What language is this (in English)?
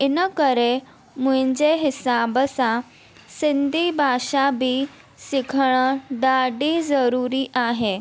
Sindhi